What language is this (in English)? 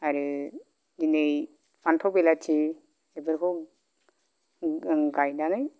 Bodo